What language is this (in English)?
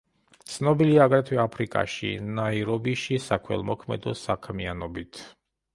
Georgian